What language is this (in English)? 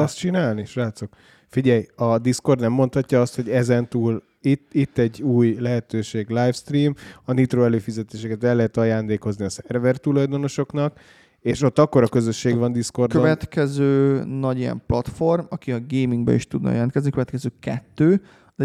Hungarian